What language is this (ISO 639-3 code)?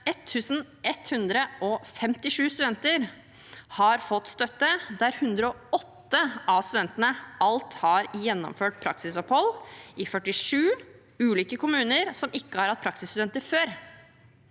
nor